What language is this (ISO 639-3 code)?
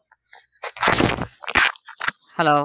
ben